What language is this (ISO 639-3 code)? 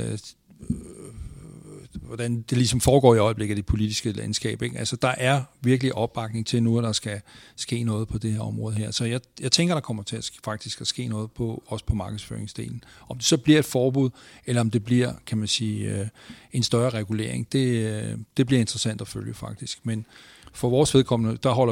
dan